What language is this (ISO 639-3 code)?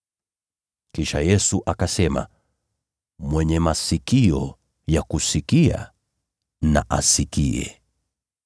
swa